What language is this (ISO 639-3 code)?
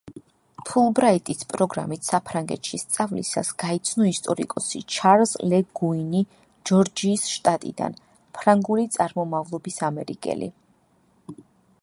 kat